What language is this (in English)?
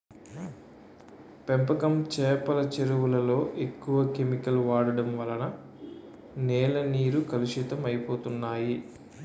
Telugu